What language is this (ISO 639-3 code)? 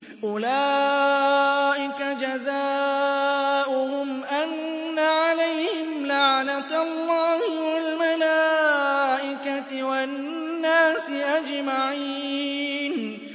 ara